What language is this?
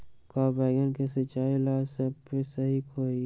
Magahi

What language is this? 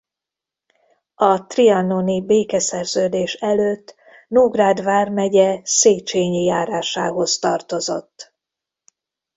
Hungarian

